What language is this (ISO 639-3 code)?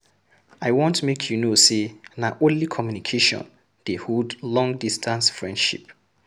pcm